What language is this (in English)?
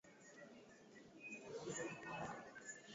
Swahili